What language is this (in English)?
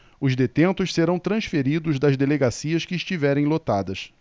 Portuguese